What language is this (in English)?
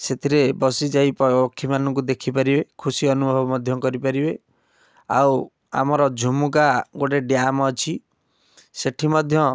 Odia